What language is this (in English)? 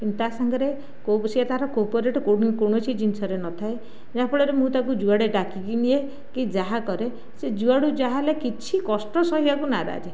Odia